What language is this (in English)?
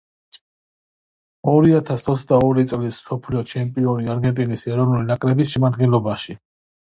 Georgian